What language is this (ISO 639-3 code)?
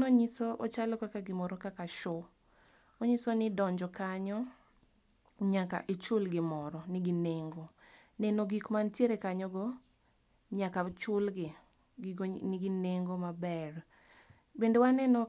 luo